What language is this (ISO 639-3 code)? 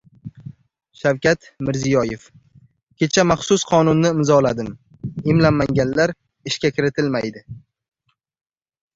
uzb